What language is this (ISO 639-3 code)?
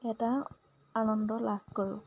asm